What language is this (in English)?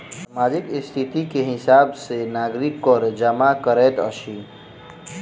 Maithili